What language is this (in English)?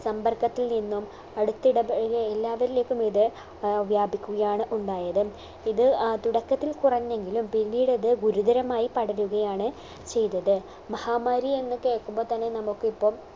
Malayalam